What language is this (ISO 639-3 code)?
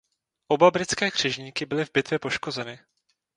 ces